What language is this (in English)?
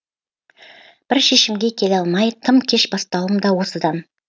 Kazakh